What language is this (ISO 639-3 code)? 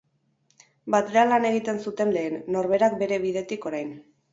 eus